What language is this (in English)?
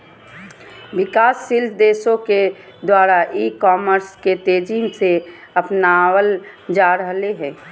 Magahi